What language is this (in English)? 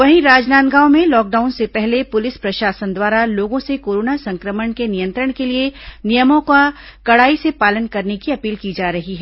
Hindi